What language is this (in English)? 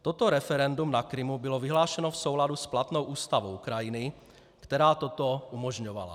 Czech